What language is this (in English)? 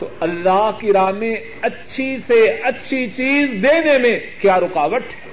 Urdu